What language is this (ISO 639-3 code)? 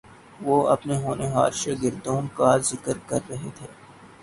urd